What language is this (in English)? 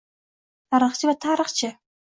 Uzbek